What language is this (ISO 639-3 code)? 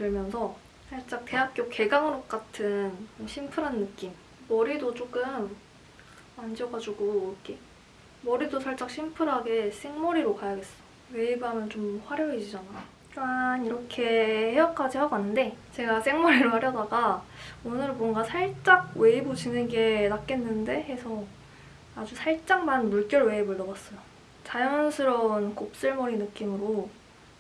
kor